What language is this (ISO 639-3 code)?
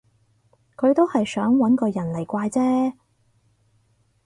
yue